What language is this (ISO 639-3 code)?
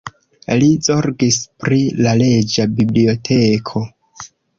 epo